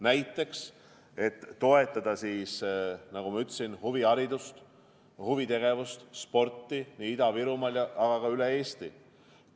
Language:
Estonian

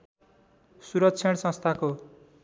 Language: Nepali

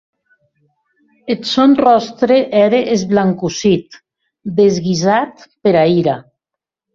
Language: Occitan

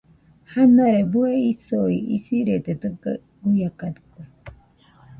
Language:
Nüpode Huitoto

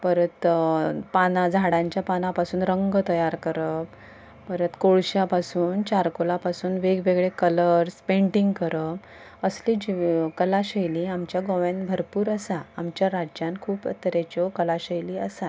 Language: Konkani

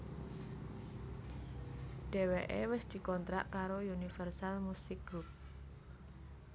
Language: Javanese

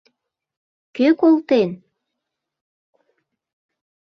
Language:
Mari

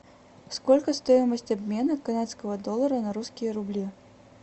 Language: Russian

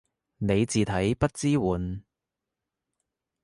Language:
Cantonese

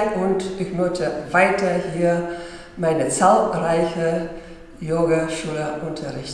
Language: German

